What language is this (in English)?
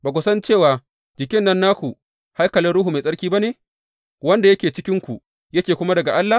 Hausa